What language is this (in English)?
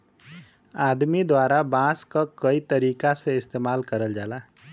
Bhojpuri